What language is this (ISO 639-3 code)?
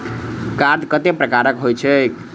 mai